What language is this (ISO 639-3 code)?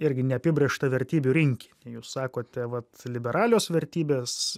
lit